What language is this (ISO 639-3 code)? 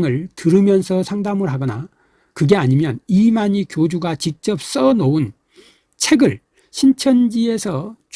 kor